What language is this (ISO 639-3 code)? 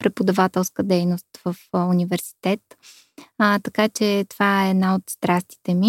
bul